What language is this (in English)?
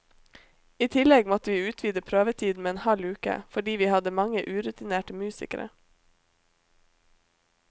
Norwegian